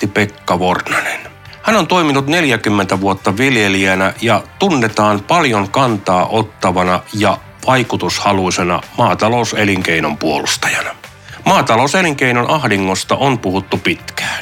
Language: Finnish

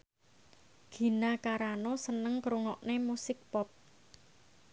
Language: Javanese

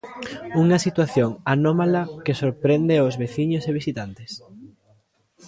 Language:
Galician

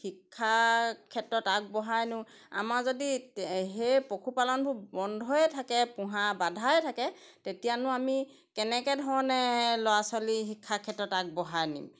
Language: Assamese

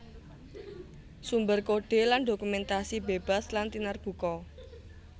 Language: Javanese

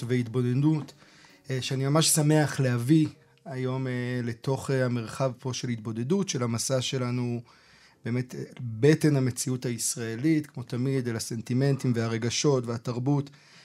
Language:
Hebrew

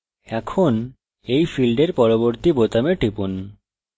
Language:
Bangla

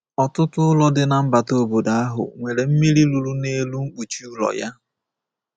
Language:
Igbo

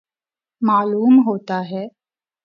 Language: Urdu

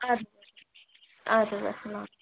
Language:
Kashmiri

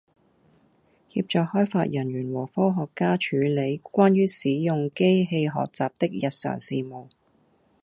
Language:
Cantonese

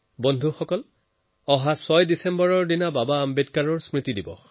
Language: Assamese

